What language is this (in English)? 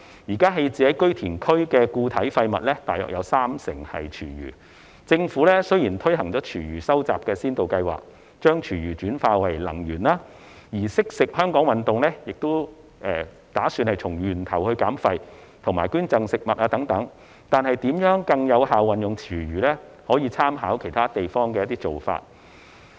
Cantonese